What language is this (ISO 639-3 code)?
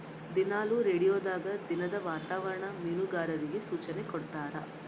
kan